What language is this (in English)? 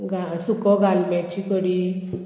Konkani